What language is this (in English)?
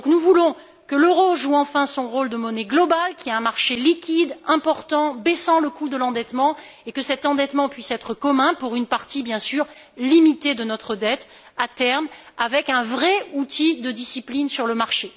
French